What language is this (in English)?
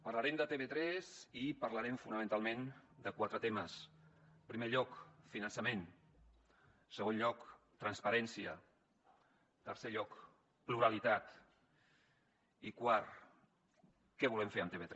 Catalan